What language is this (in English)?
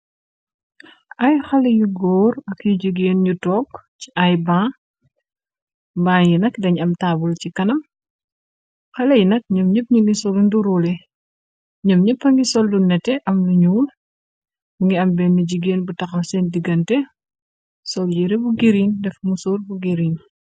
Wolof